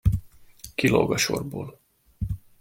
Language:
Hungarian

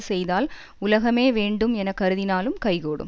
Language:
Tamil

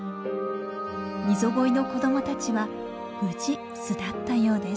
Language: Japanese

